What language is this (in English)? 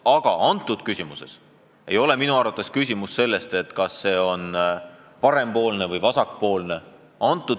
Estonian